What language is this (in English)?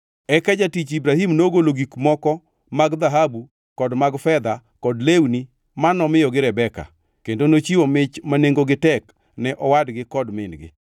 Luo (Kenya and Tanzania)